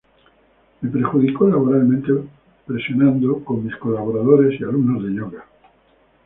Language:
Spanish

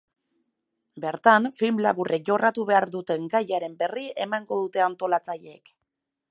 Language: Basque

